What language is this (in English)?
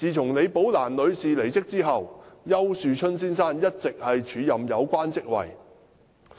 Cantonese